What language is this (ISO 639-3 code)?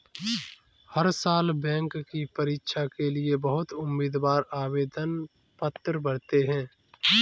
hin